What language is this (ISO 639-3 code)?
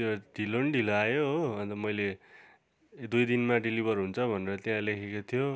nep